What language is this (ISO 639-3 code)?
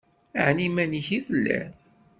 kab